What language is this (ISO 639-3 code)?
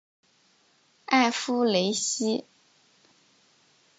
zho